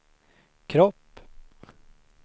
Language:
Swedish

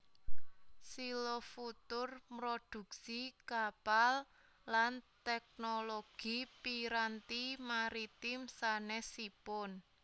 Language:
Javanese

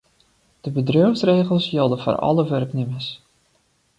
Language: Western Frisian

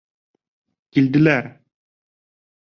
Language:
Bashkir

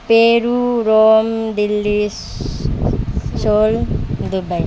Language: Nepali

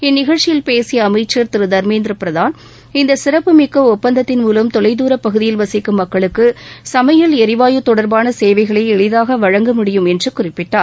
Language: Tamil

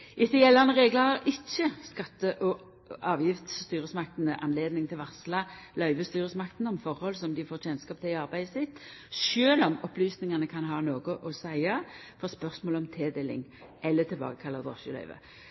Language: Norwegian Nynorsk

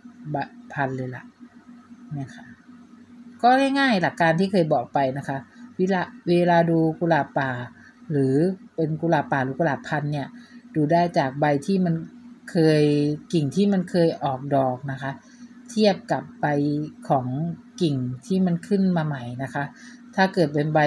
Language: Thai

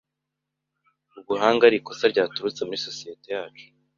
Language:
Kinyarwanda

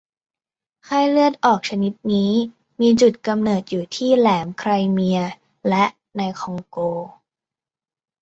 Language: Thai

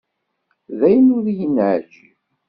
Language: Kabyle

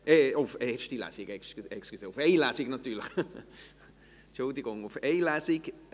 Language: Swiss German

